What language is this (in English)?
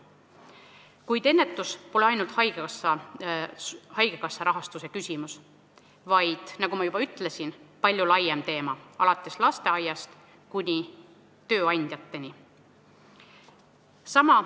Estonian